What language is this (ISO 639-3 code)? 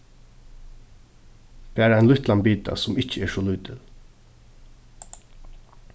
fao